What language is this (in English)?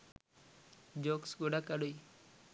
Sinhala